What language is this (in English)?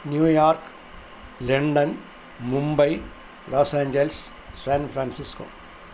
Malayalam